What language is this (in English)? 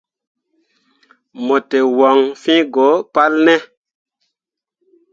Mundang